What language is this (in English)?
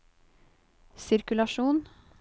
Norwegian